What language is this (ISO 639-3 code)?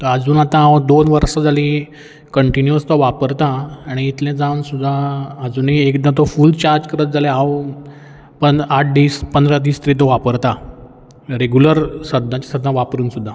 kok